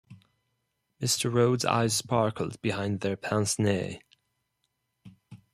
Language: English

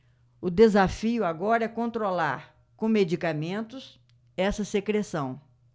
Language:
Portuguese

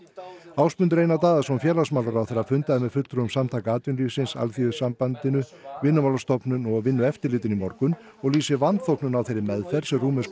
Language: Icelandic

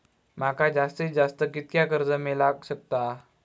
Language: Marathi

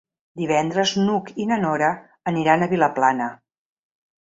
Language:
Catalan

